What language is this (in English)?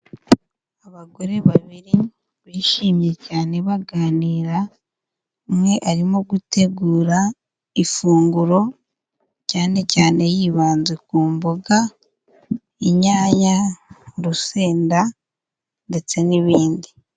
Kinyarwanda